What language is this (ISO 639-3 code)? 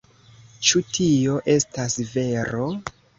epo